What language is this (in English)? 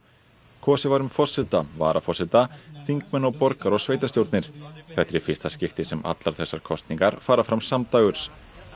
Icelandic